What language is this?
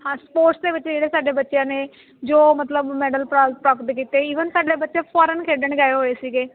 Punjabi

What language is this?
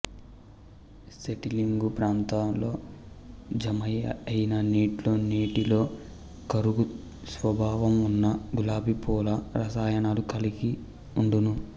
Telugu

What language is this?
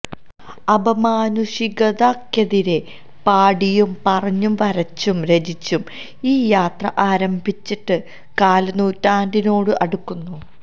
Malayalam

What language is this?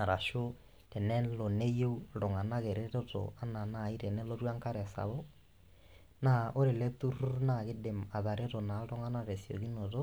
Masai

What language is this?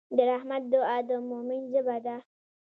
Pashto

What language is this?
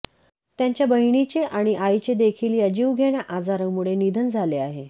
Marathi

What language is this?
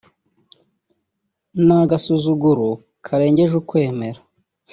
Kinyarwanda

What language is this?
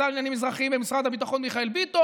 Hebrew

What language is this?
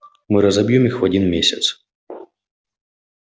Russian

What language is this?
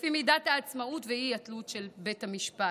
Hebrew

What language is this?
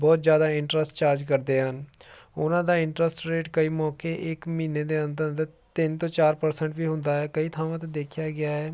Punjabi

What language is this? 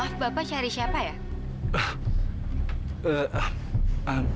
Indonesian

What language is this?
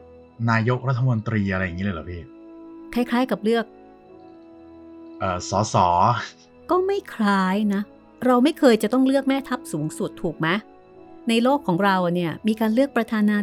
Thai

